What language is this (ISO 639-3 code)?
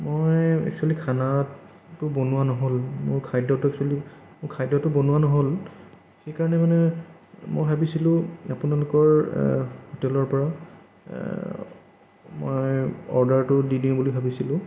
asm